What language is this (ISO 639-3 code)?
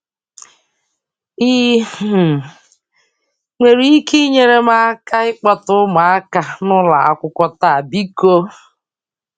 ibo